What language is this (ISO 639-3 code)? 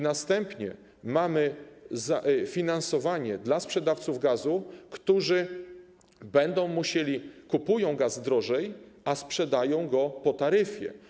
pol